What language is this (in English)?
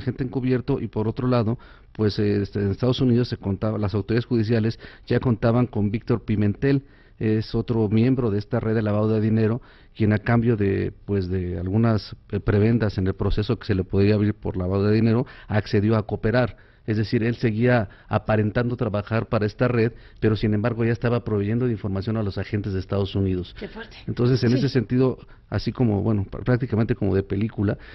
Spanish